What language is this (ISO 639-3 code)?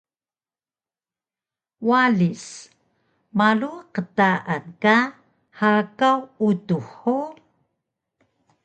trv